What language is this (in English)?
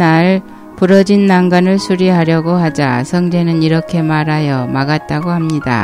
Korean